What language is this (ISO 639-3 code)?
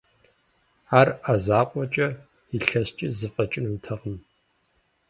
kbd